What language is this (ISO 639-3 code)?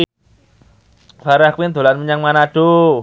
jav